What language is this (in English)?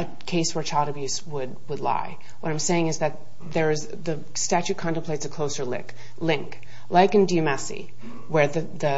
English